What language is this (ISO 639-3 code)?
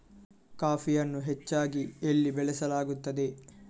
kan